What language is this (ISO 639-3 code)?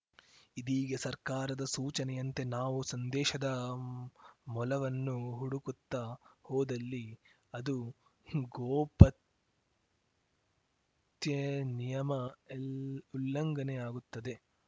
kan